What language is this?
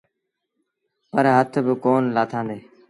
Sindhi Bhil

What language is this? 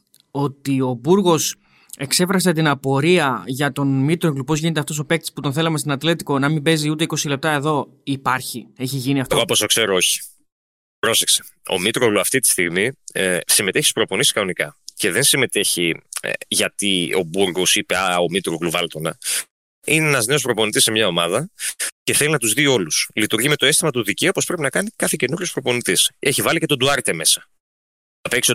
Greek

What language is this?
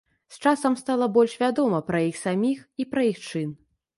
Belarusian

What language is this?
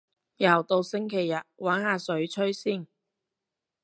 Cantonese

